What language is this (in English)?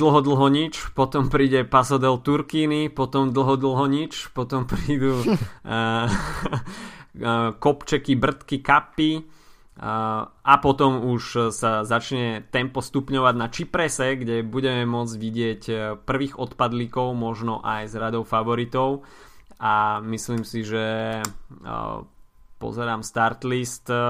Slovak